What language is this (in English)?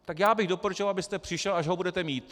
Czech